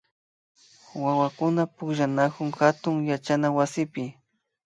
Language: Imbabura Highland Quichua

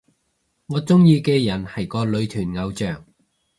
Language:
Cantonese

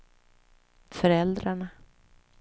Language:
Swedish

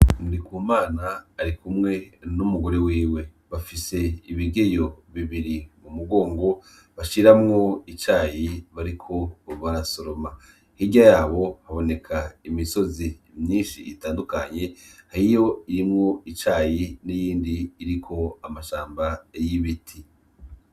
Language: Rundi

